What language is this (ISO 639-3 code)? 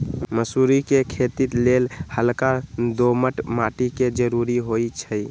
mag